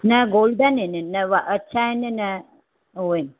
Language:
Sindhi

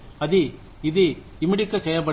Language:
Telugu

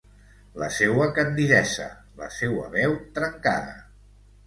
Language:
Catalan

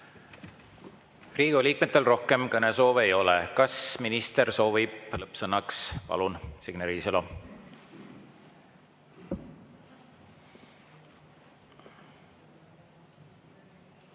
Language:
Estonian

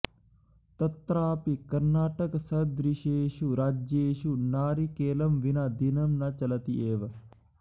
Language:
Sanskrit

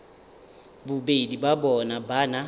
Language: Northern Sotho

